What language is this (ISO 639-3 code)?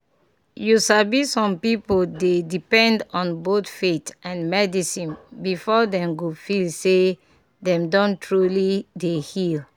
pcm